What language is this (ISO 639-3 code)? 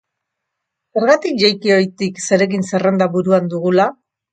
eus